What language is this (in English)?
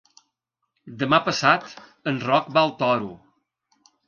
Catalan